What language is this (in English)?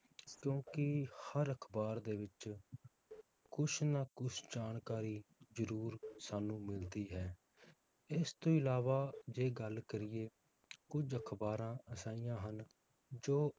Punjabi